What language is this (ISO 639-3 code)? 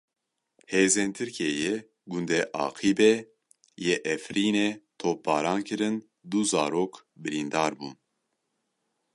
kur